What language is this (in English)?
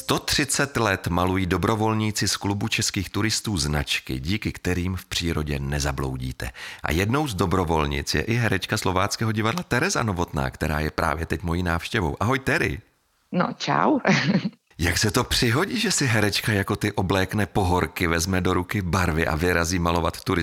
Czech